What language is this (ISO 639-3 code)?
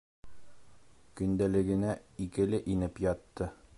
bak